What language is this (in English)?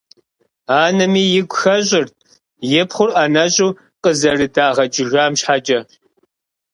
Kabardian